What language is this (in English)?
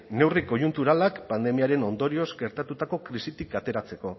Basque